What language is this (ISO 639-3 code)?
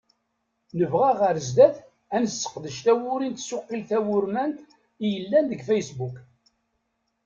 kab